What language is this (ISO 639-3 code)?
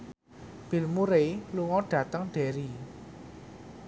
jav